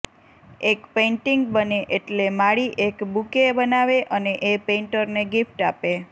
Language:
Gujarati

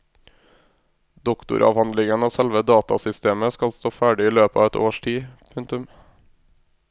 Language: Norwegian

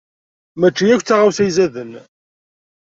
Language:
Kabyle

